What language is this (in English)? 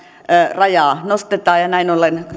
Finnish